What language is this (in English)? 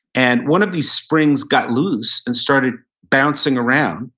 English